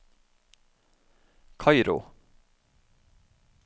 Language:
Norwegian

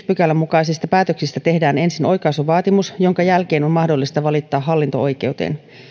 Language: Finnish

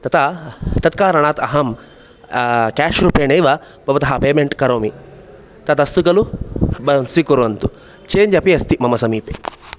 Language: Sanskrit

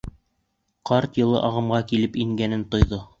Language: Bashkir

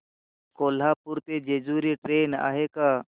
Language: Marathi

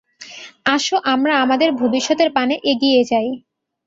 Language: Bangla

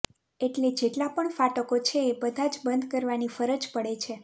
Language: Gujarati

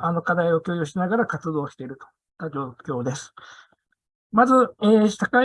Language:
Japanese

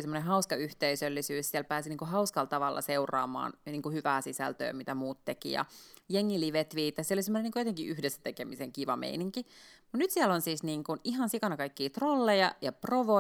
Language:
Finnish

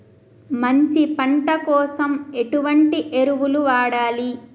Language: Telugu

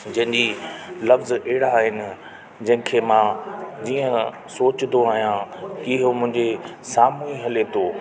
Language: Sindhi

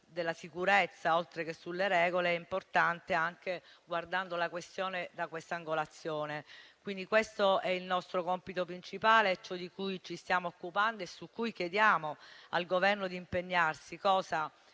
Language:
Italian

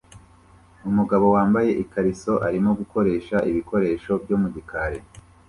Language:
Kinyarwanda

